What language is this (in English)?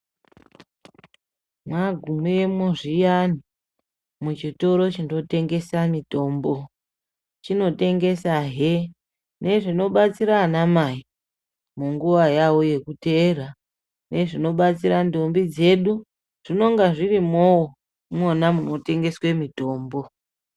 Ndau